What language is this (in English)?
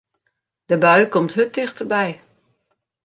Western Frisian